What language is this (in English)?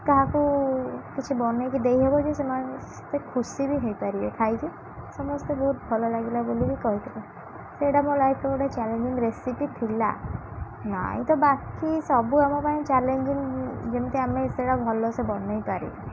Odia